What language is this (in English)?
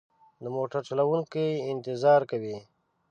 Pashto